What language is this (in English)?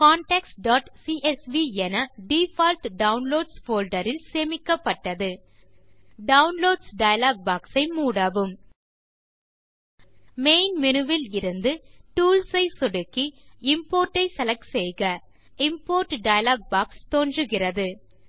Tamil